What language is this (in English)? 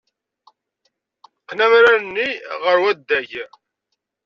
Kabyle